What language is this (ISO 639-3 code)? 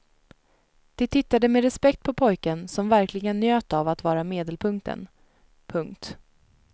swe